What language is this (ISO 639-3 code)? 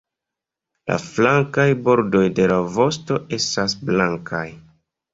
epo